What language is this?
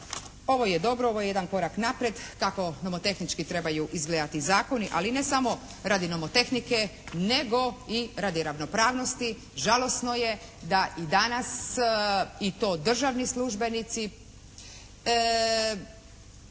Croatian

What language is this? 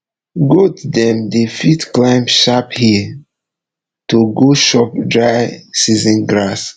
Nigerian Pidgin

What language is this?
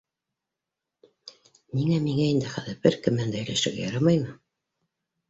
Bashkir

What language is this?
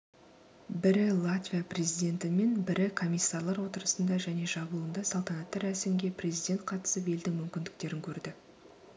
Kazakh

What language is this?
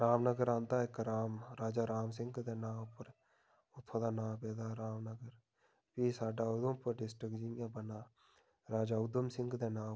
Dogri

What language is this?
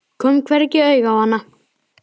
Icelandic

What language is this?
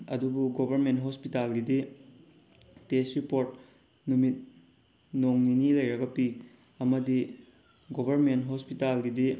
Manipuri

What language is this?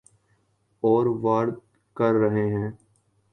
Urdu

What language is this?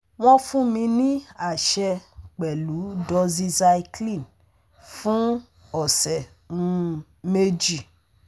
Yoruba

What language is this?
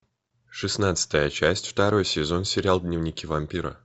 Russian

